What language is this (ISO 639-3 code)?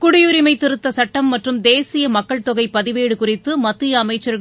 tam